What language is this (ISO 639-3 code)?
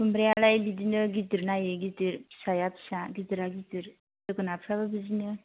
brx